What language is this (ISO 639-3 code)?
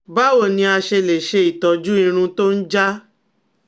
yor